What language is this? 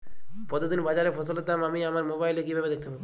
Bangla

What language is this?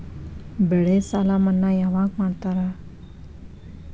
Kannada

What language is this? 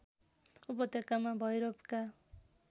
Nepali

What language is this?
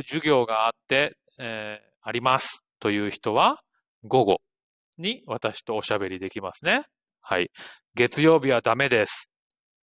Japanese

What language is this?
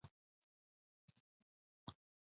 Pashto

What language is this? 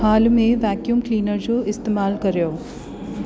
Sindhi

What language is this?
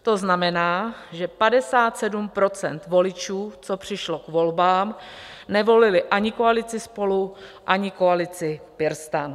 Czech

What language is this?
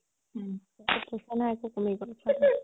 Assamese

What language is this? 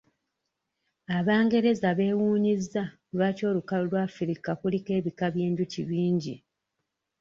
Ganda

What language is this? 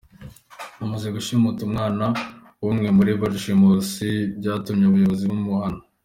Kinyarwanda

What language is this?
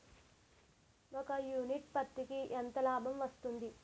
Telugu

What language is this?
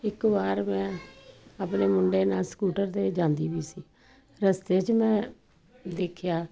Punjabi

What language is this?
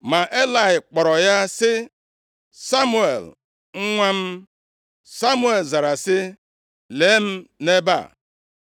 Igbo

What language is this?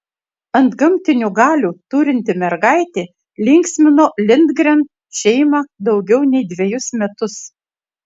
Lithuanian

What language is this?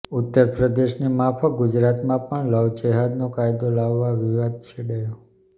Gujarati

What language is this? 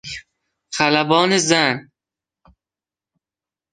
Persian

